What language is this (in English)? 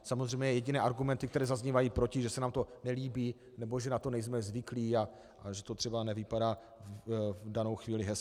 Czech